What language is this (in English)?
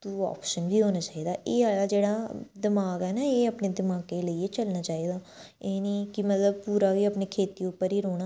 Dogri